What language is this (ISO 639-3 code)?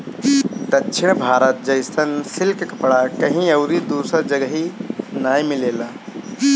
bho